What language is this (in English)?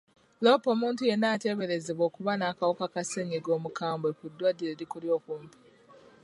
Ganda